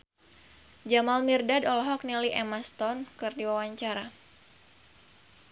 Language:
Sundanese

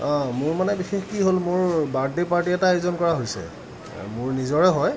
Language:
Assamese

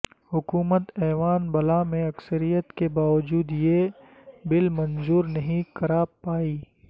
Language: Urdu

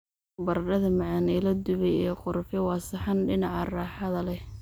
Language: Somali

